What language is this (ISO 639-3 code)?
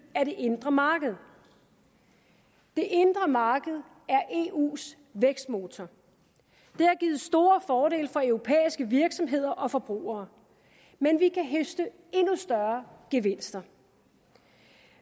dan